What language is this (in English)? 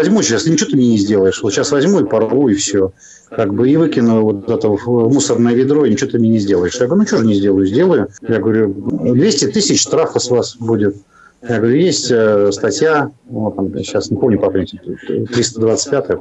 Russian